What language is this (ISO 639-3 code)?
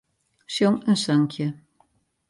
fry